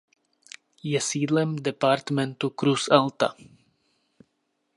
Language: Czech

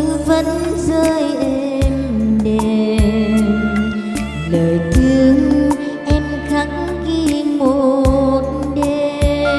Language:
Vietnamese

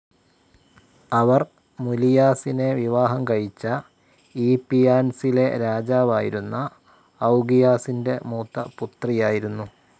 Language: Malayalam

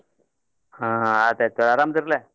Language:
Kannada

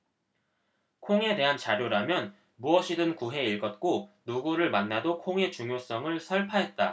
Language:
Korean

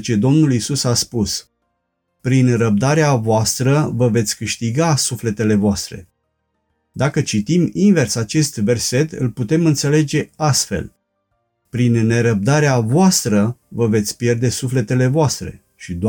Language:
Romanian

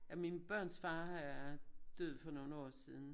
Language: Danish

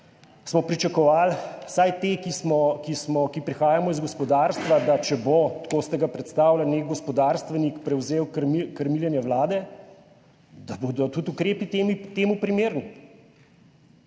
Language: Slovenian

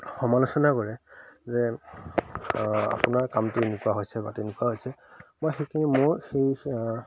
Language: Assamese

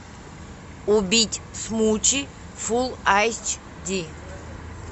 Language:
Russian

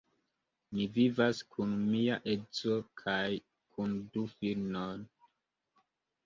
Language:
Esperanto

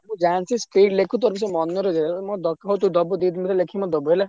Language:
Odia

